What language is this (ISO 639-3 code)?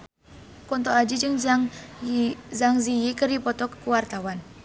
sun